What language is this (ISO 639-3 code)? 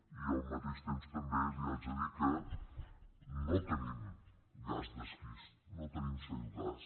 cat